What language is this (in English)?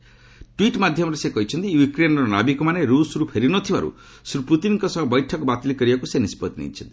Odia